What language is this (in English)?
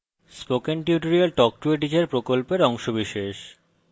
Bangla